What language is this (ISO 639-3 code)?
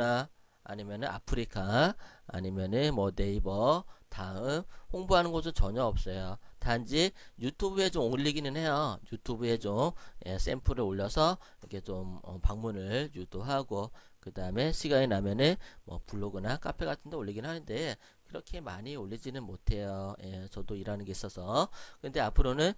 kor